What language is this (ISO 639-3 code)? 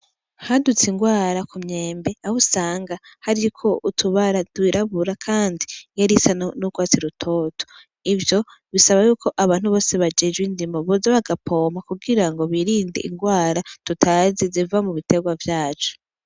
run